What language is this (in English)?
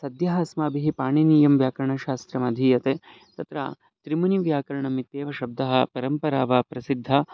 Sanskrit